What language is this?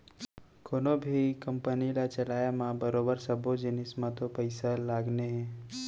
Chhattisgarhi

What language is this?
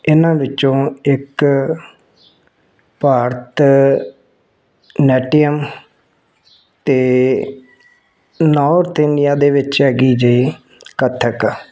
Punjabi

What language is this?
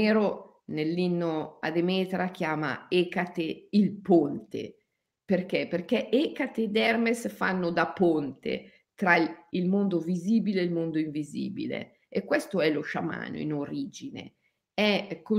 Italian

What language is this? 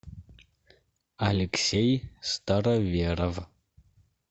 Russian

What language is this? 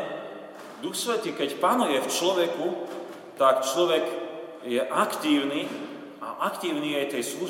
Slovak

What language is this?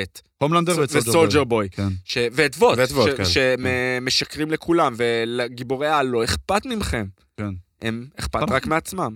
Hebrew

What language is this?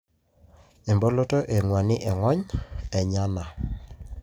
Masai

